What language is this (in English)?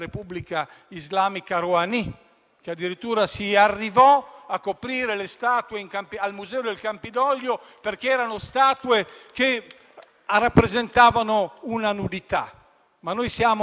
Italian